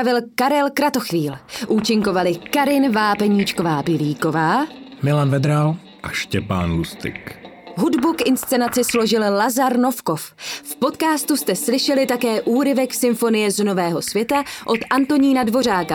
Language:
Czech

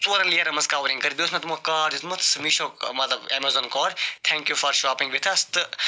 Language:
Kashmiri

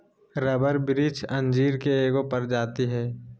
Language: Magahi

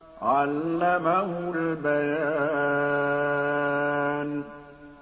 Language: Arabic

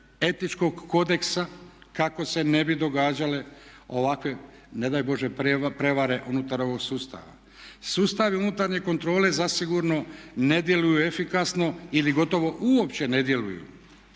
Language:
Croatian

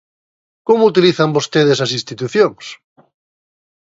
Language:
Galician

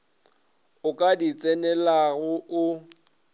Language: Northern Sotho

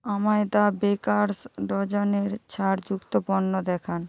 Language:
Bangla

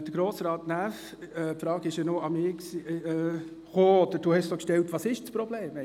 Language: Swiss German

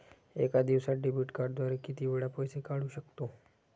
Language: Marathi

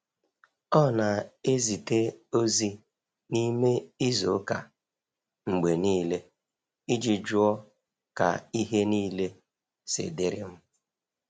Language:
Igbo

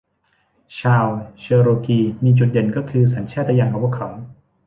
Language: Thai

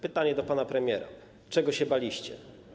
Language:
Polish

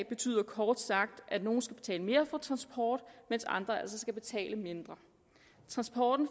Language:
Danish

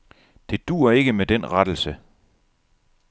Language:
Danish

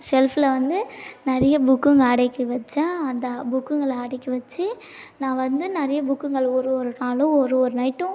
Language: Tamil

